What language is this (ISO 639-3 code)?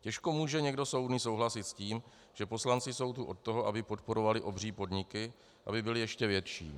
ces